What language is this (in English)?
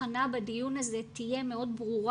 Hebrew